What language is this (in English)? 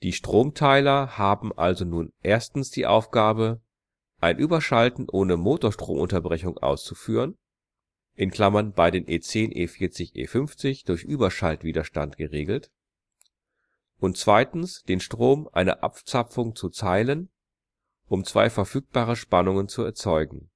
German